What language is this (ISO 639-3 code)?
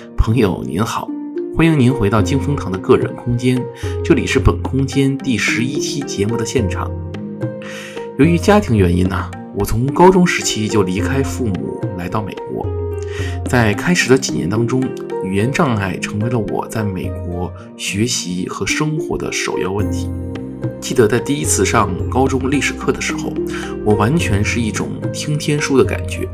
zho